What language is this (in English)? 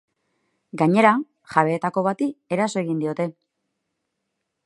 Basque